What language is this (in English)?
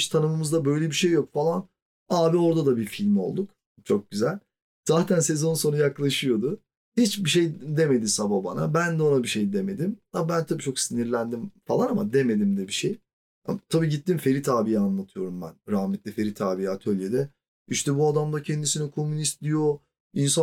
Turkish